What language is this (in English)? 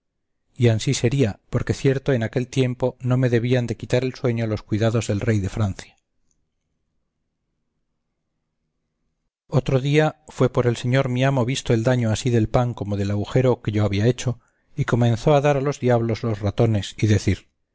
Spanish